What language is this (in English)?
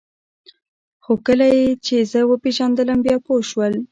Pashto